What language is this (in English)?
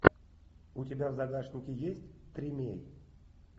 Russian